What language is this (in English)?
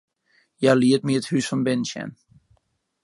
Western Frisian